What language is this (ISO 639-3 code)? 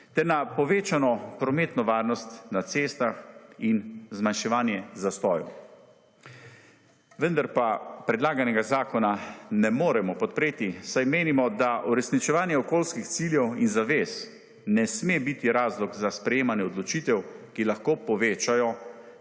slv